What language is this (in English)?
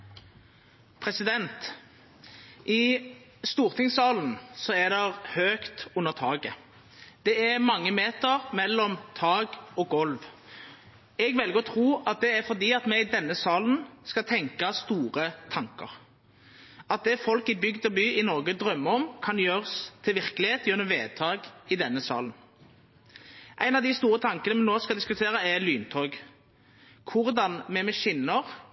Norwegian